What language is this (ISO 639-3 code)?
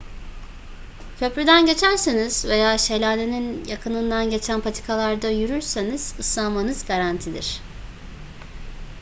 tur